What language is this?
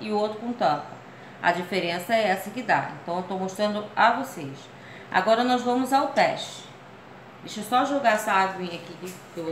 Portuguese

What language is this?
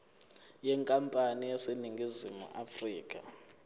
Zulu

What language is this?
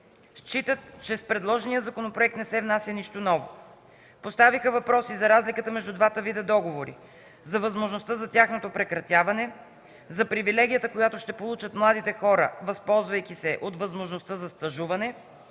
Bulgarian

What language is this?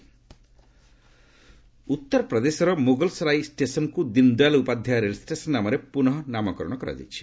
Odia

